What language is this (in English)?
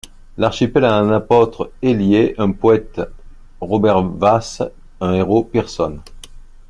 French